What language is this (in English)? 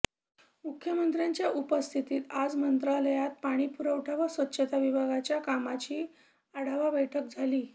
Marathi